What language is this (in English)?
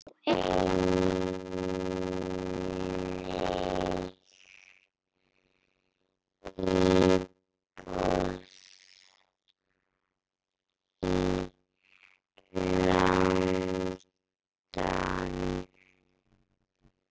Icelandic